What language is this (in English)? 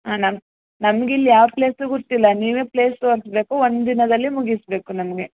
Kannada